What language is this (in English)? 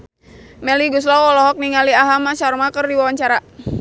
Sundanese